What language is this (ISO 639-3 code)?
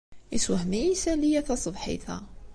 kab